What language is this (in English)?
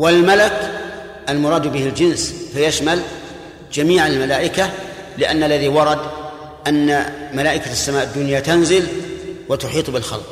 Arabic